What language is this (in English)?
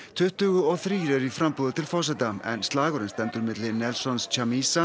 Icelandic